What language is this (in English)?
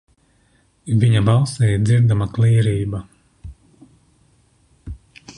Latvian